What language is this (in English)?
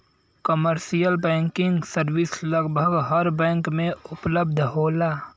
Bhojpuri